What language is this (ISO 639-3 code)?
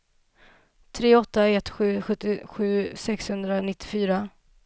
swe